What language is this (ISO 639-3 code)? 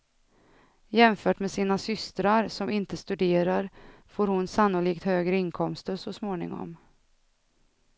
swe